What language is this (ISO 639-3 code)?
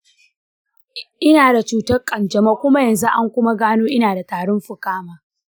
hau